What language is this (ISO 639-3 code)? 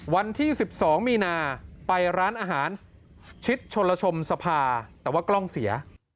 tha